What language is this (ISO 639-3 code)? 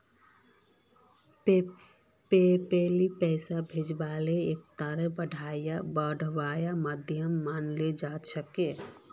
mag